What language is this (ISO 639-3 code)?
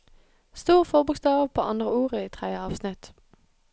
nor